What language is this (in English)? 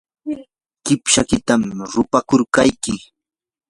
Yanahuanca Pasco Quechua